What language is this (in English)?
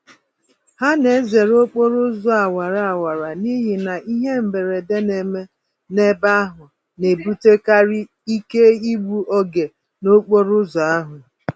Igbo